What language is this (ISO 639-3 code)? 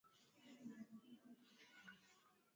swa